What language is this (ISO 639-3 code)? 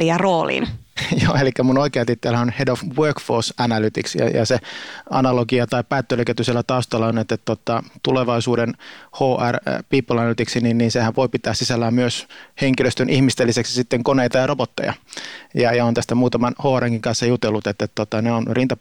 fin